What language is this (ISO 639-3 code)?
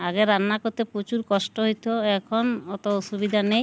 ben